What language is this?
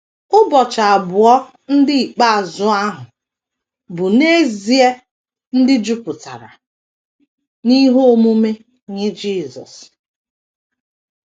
Igbo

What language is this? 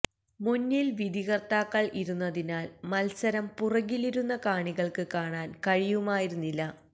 Malayalam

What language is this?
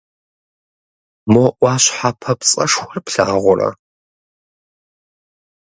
Kabardian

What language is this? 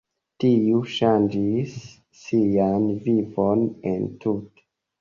Esperanto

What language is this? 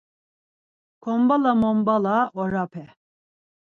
Laz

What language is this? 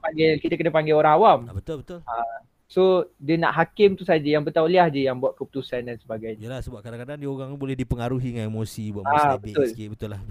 Malay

